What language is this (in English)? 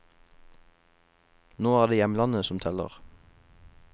Norwegian